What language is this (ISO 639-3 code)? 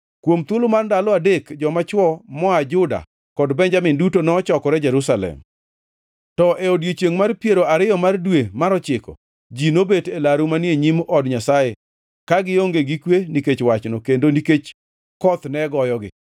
luo